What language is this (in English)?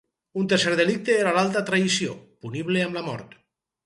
Catalan